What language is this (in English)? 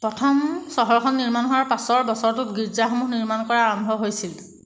Assamese